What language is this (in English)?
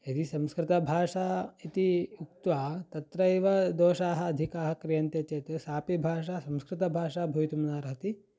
Sanskrit